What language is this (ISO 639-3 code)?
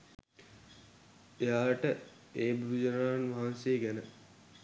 sin